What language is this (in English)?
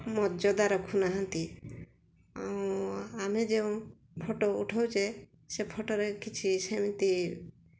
Odia